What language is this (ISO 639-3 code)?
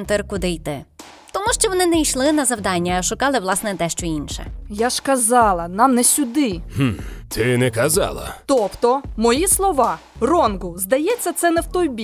ukr